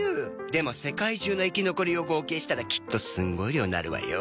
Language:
Japanese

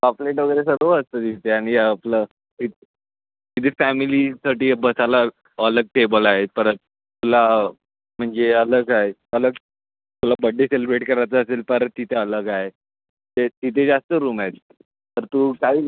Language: Marathi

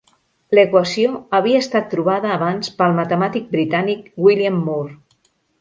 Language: Catalan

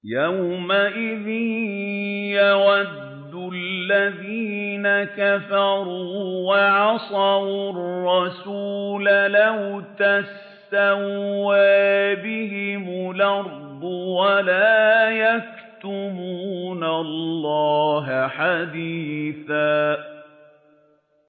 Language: Arabic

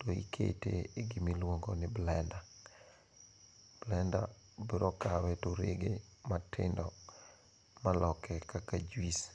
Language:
Luo (Kenya and Tanzania)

